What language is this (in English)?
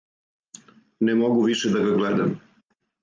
Serbian